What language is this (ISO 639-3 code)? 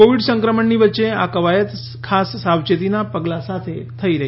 guj